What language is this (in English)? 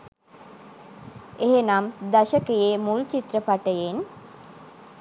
Sinhala